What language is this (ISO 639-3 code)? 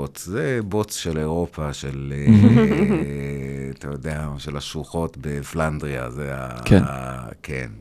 heb